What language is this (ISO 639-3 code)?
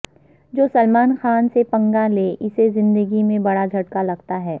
urd